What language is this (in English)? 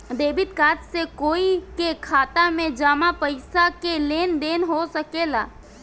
Bhojpuri